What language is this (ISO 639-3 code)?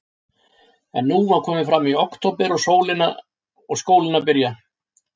isl